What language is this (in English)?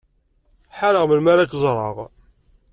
Kabyle